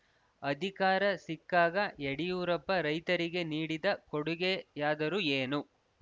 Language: Kannada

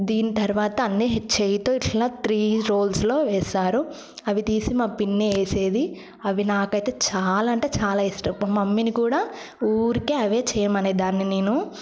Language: Telugu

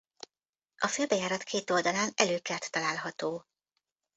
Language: Hungarian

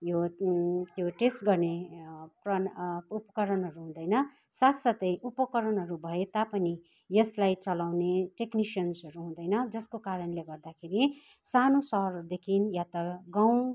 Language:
Nepali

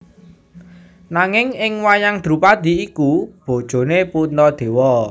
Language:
Javanese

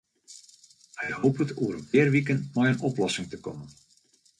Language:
Western Frisian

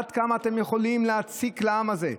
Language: Hebrew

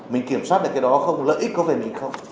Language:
Vietnamese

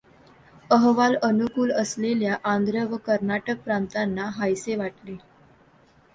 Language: Marathi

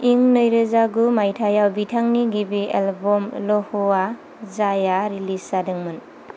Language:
Bodo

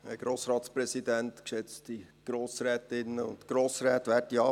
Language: Swiss German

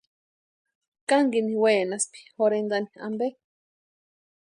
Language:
Western Highland Purepecha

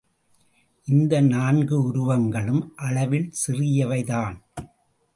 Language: Tamil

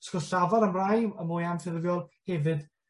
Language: Welsh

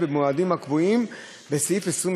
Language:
Hebrew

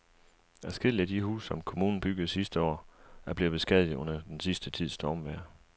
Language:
Danish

